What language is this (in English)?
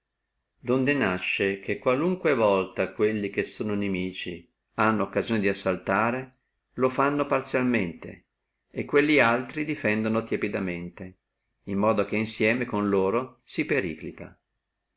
Italian